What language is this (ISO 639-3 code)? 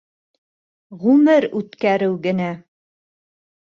bak